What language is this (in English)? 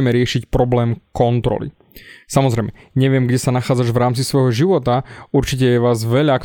Slovak